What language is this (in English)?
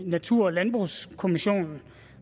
Danish